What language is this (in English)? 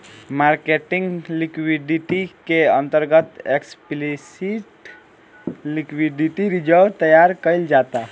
Bhojpuri